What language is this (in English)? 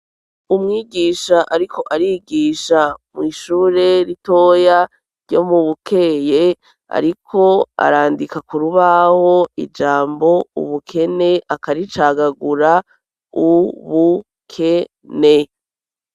Rundi